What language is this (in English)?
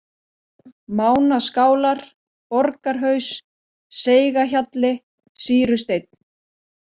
Icelandic